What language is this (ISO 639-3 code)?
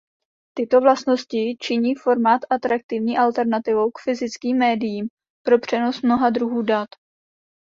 ces